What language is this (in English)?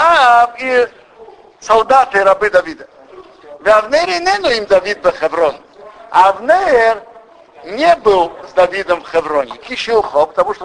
Russian